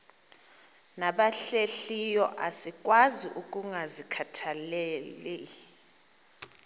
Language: Xhosa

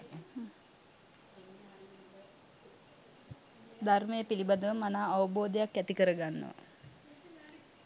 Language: Sinhala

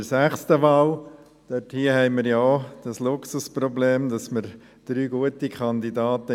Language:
Swiss German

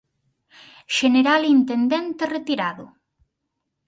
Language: Galician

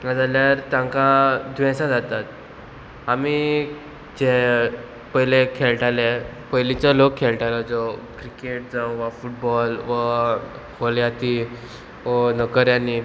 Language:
Konkani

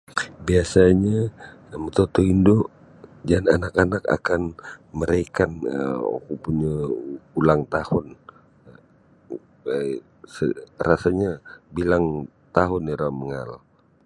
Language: Sabah Bisaya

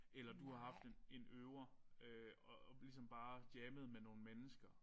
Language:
Danish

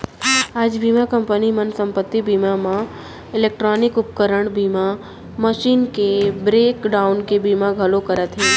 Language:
Chhattisgarhi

